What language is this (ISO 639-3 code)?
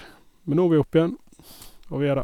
nor